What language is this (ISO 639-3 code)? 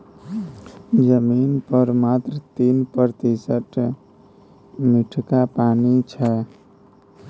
mai